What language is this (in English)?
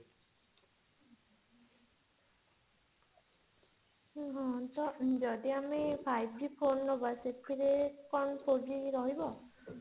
Odia